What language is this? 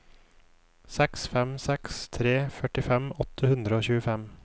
Norwegian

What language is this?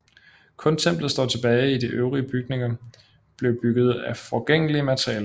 Danish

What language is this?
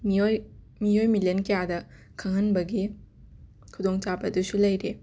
Manipuri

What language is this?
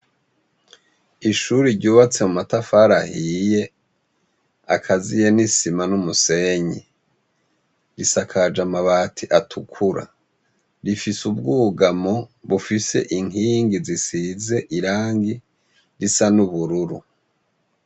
Rundi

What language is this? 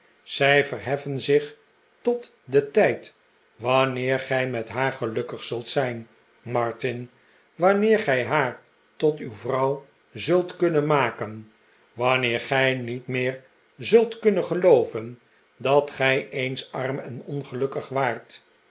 Dutch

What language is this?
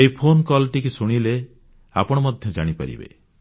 Odia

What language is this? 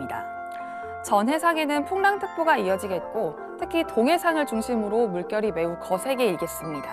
Korean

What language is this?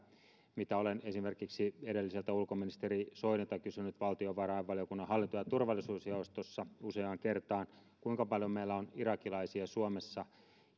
Finnish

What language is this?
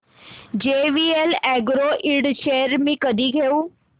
Marathi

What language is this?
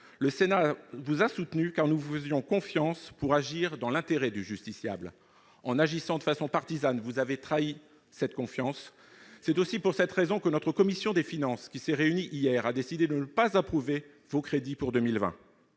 French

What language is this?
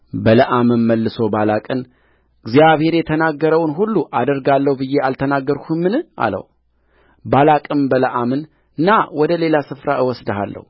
Amharic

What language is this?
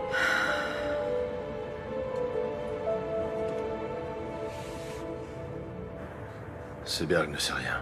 French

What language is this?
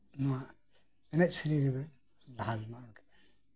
Santali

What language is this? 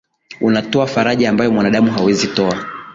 Swahili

